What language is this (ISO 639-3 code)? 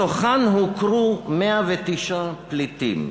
heb